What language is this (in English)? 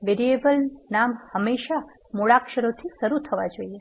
Gujarati